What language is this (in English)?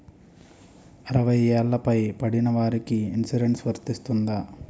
Telugu